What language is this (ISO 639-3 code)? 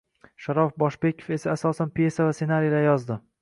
uzb